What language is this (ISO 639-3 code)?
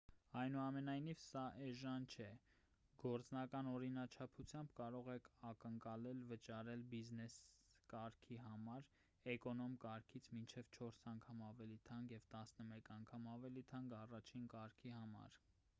hye